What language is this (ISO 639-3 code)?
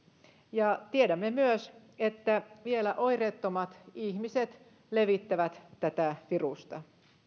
fin